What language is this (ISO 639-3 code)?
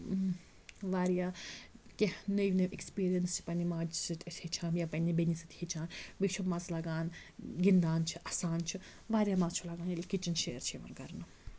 kas